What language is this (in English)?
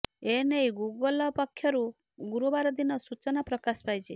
Odia